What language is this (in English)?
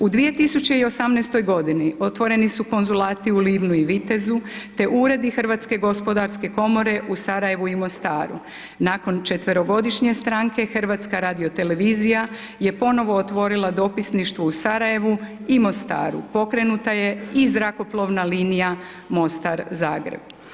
Croatian